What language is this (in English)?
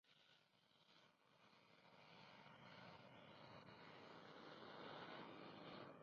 Spanish